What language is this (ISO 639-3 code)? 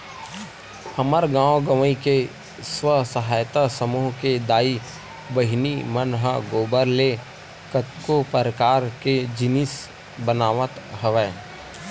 hne